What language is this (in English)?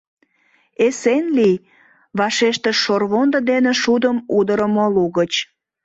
Mari